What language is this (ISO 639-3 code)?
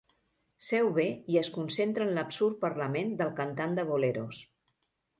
cat